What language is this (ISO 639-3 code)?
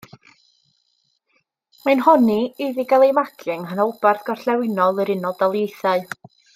cym